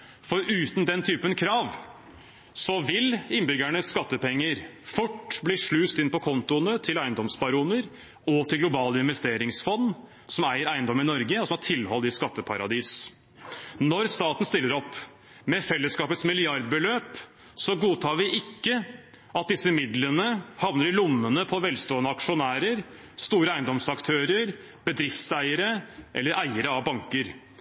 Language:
Norwegian Bokmål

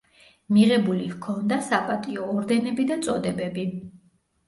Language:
Georgian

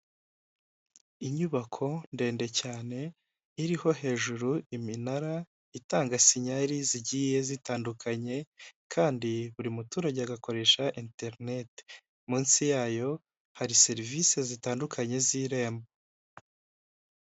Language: Kinyarwanda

